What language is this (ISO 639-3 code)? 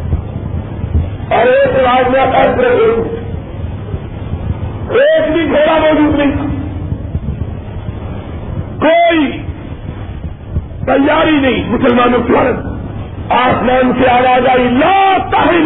urd